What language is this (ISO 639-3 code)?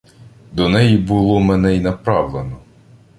ukr